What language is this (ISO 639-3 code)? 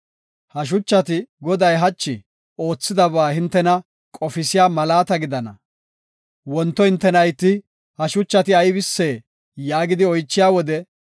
gof